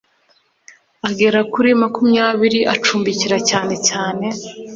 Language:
Kinyarwanda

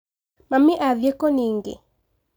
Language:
Kikuyu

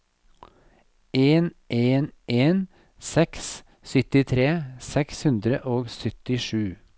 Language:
Norwegian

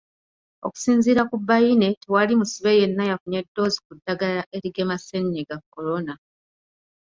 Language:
Ganda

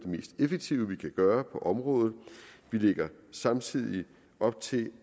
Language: Danish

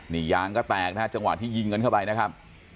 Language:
Thai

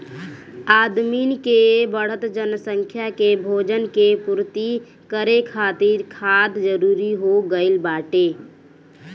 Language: Bhojpuri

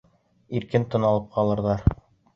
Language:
Bashkir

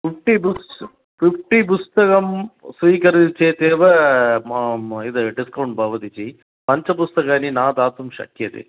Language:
Sanskrit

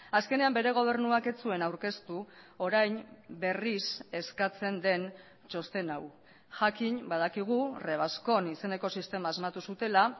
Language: Basque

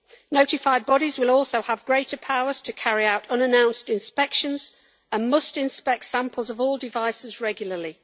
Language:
English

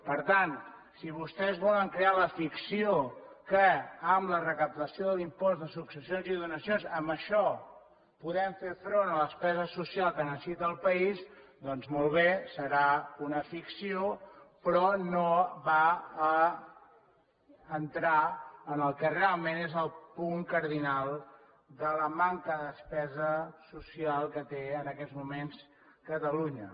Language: Catalan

